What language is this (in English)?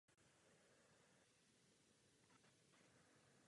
Czech